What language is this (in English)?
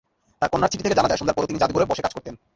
Bangla